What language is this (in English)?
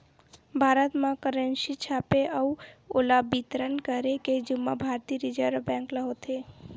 Chhattisgarhi